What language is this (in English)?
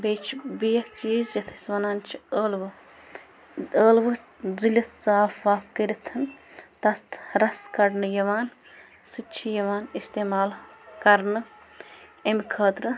Kashmiri